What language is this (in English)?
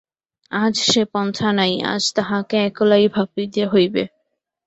Bangla